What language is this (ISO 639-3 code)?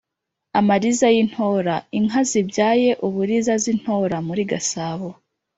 kin